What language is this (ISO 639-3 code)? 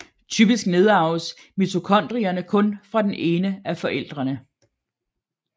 dan